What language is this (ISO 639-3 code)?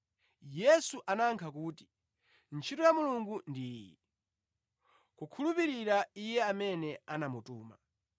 nya